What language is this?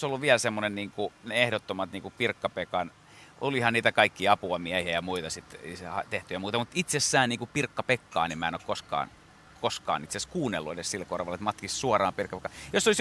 Finnish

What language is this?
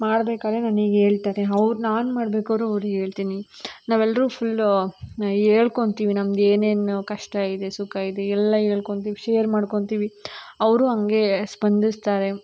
Kannada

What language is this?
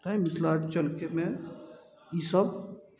Maithili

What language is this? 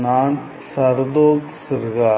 Tamil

